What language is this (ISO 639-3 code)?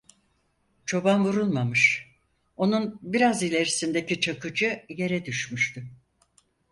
tur